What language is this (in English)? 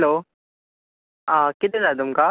Konkani